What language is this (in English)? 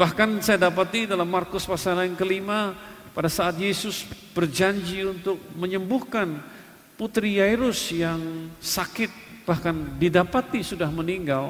Indonesian